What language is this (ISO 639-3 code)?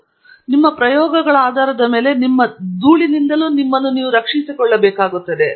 kan